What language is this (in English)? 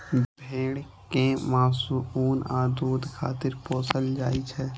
Maithili